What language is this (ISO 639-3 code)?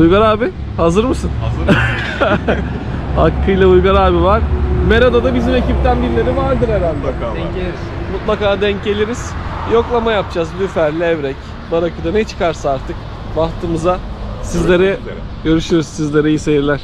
tur